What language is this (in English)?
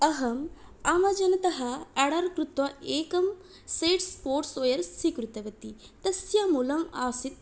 Sanskrit